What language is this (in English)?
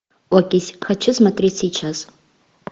Russian